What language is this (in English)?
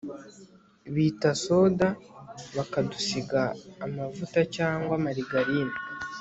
Kinyarwanda